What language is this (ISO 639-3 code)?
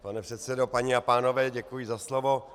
ces